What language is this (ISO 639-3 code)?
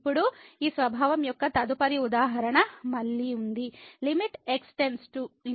tel